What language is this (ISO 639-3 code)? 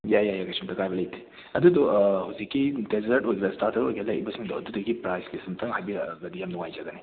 mni